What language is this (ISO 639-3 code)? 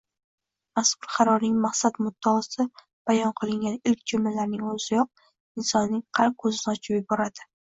uzb